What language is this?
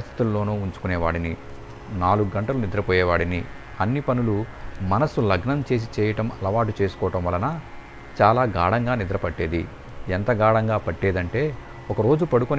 Telugu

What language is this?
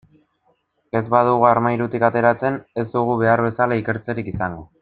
Basque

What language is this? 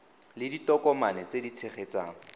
Tswana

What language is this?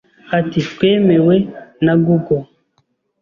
Kinyarwanda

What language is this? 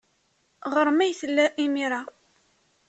Kabyle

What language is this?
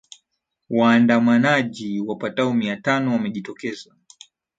Swahili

